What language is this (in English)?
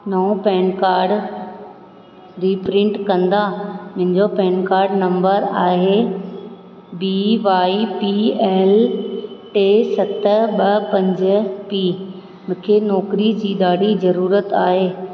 Sindhi